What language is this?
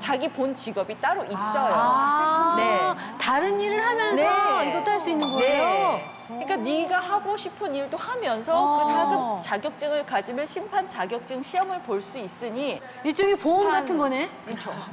Korean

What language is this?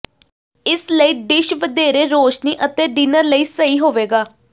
Punjabi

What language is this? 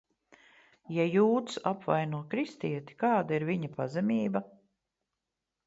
Latvian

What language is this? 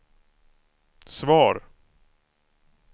Swedish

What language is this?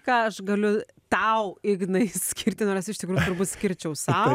Lithuanian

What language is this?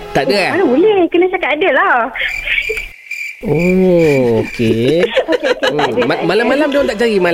Malay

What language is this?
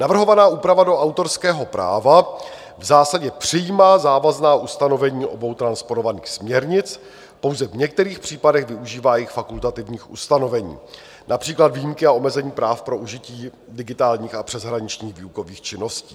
Czech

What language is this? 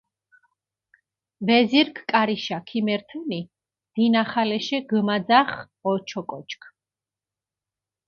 Mingrelian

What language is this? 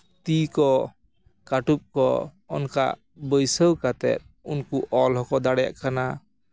Santali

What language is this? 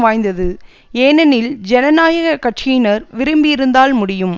Tamil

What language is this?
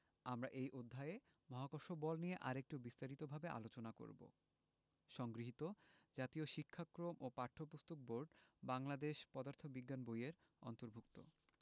Bangla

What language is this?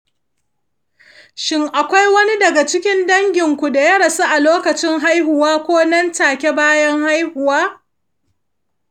Hausa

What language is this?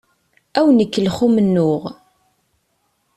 Kabyle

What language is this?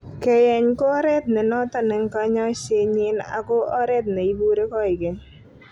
Kalenjin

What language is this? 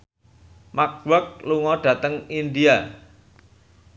Javanese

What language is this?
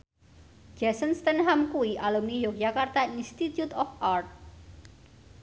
Javanese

